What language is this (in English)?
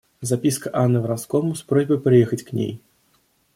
Russian